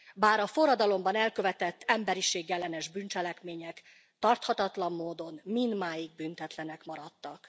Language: Hungarian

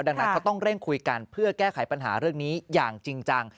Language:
Thai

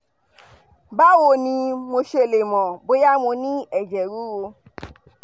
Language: Yoruba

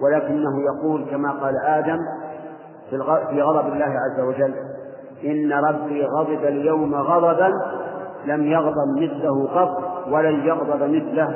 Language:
Arabic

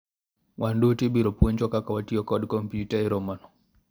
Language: Luo (Kenya and Tanzania)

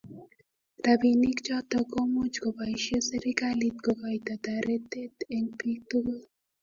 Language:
Kalenjin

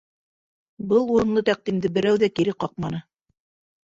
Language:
Bashkir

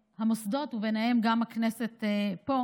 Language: Hebrew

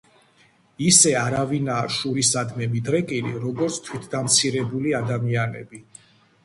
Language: Georgian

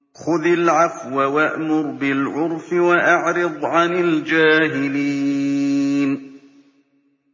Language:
Arabic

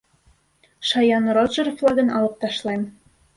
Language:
Bashkir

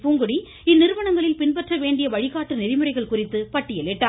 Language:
Tamil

